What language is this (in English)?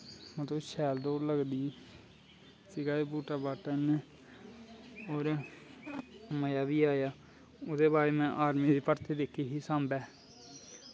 Dogri